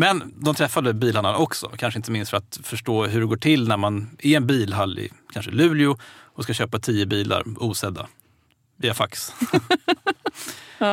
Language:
Swedish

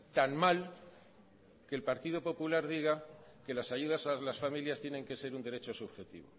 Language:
Spanish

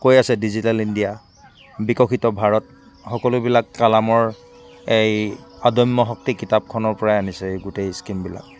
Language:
Assamese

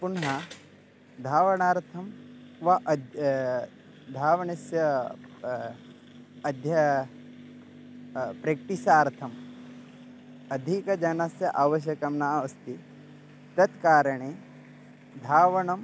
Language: Sanskrit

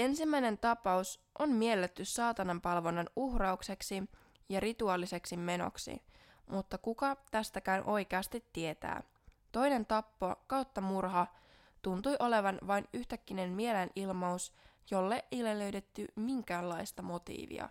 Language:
Finnish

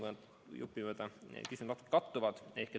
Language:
Estonian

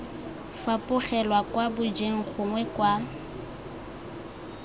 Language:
Tswana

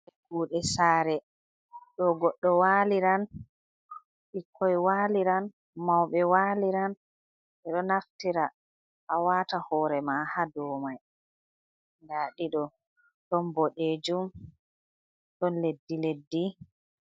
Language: Fula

